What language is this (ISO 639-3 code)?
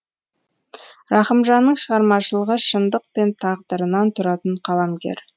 kaz